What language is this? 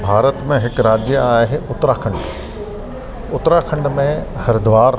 Sindhi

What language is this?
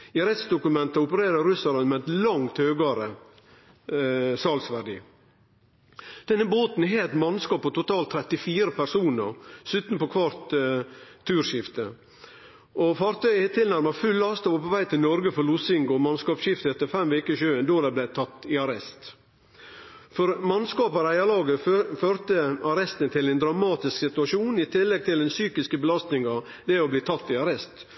Norwegian Nynorsk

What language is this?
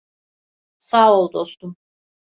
Turkish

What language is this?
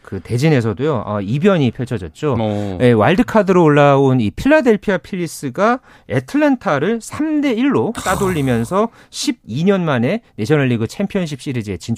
Korean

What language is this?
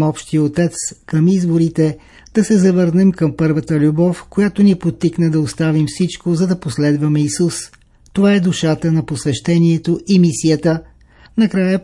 Bulgarian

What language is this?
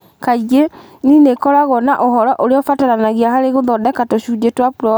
Kikuyu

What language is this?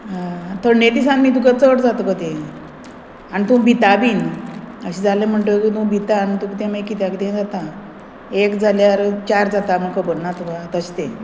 Konkani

